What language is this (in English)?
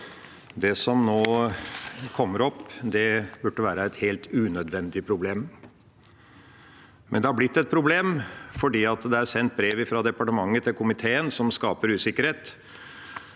Norwegian